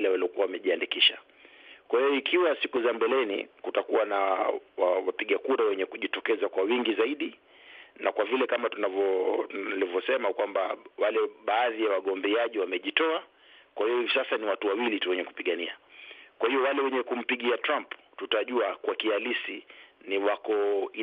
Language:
Swahili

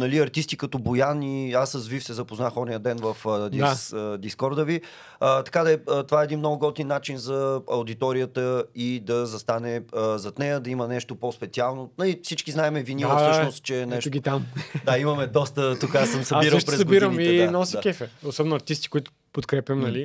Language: Bulgarian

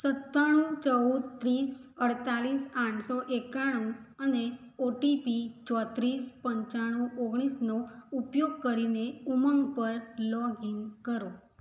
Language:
Gujarati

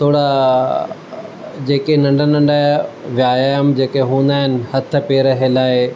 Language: Sindhi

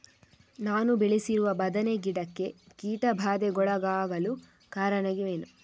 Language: Kannada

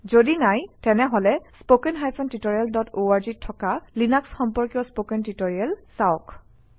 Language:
Assamese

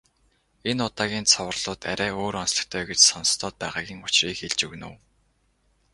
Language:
Mongolian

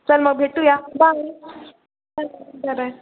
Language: Marathi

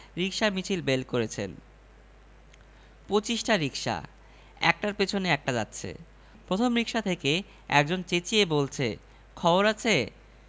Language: Bangla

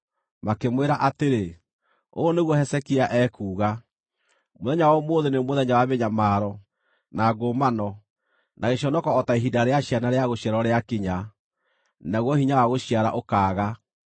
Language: Kikuyu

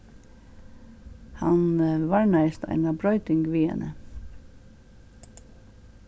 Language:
Faroese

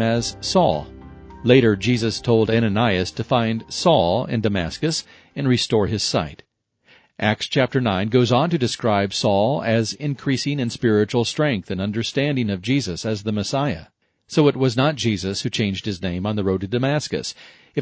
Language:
English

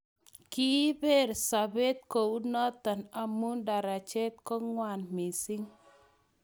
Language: Kalenjin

